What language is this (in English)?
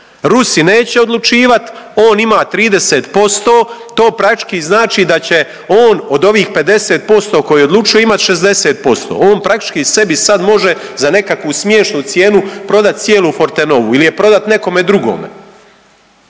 Croatian